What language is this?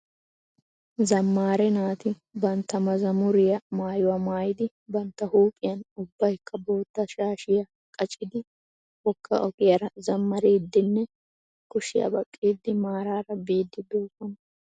Wolaytta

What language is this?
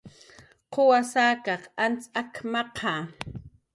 Jaqaru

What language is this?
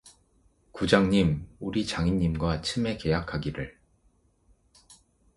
Korean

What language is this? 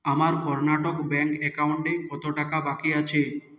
Bangla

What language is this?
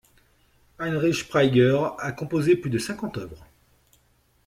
French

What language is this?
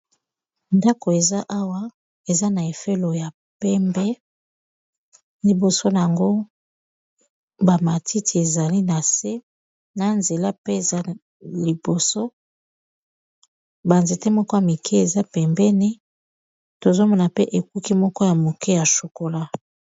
Lingala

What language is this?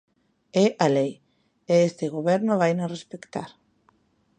Galician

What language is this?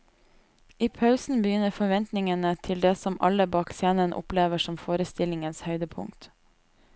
Norwegian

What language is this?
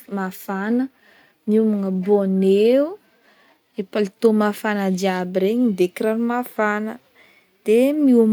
Northern Betsimisaraka Malagasy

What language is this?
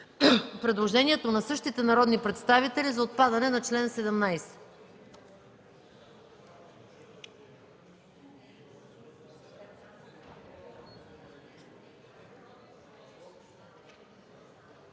Bulgarian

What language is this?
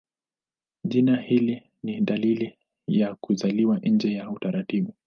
Swahili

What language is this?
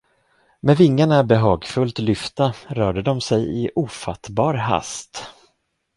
Swedish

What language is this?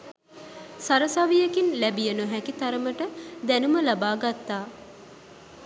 Sinhala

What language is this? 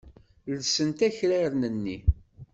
Kabyle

